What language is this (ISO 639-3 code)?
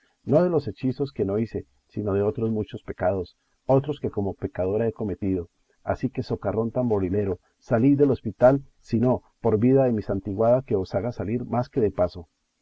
spa